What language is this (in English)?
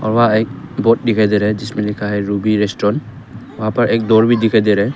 Hindi